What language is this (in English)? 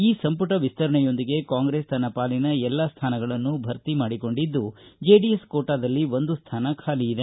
Kannada